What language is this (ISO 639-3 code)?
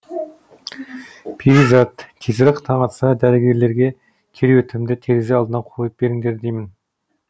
kaz